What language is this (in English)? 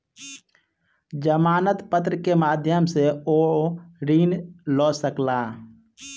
Maithili